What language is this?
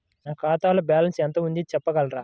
Telugu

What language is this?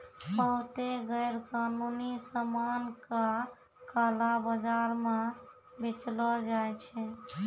Maithili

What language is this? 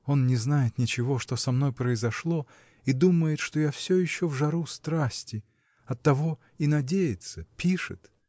Russian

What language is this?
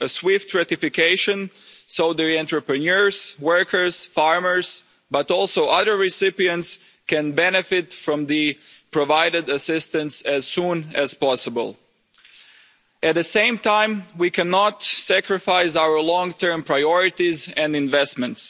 English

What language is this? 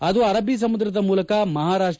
Kannada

